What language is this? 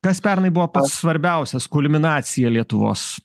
Lithuanian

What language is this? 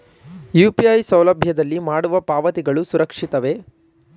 Kannada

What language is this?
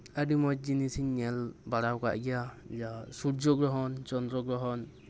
Santali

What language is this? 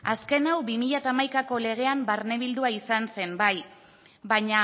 Basque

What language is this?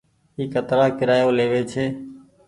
Goaria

